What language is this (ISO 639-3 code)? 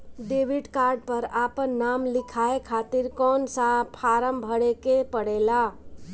bho